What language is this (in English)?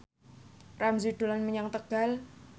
Javanese